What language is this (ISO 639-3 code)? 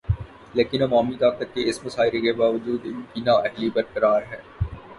urd